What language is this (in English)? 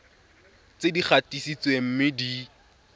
Tswana